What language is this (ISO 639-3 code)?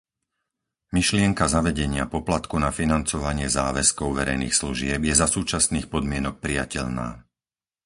slk